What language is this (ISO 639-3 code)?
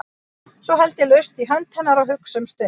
isl